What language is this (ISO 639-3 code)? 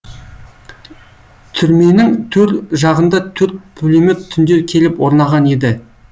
kaz